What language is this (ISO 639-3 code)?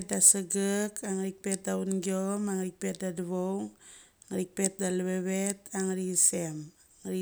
gcc